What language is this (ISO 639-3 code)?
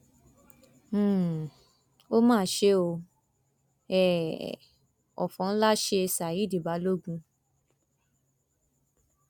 yor